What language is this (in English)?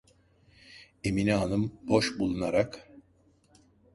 Turkish